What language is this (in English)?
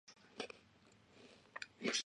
Chinese